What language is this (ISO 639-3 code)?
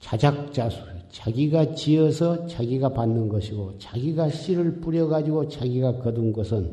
kor